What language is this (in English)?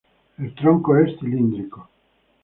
Spanish